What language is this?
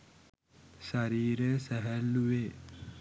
Sinhala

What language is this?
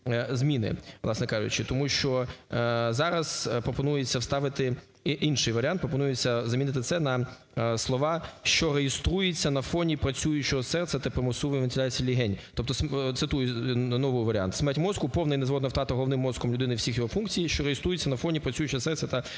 Ukrainian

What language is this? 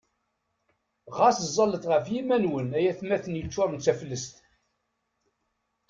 Kabyle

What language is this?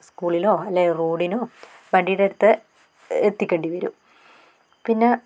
Malayalam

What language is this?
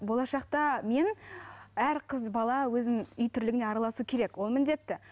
Kazakh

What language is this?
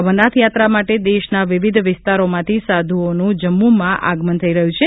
Gujarati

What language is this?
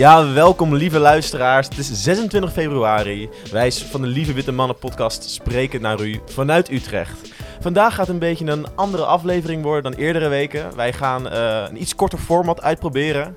Dutch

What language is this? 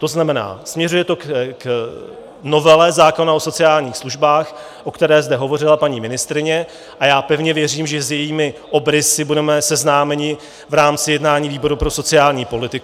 Czech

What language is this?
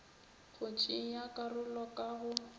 Northern Sotho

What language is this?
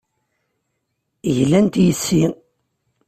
Kabyle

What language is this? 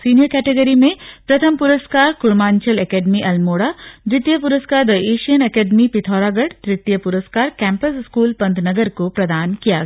Hindi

